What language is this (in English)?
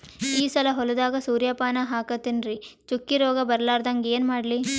Kannada